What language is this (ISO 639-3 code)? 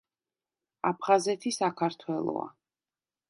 kat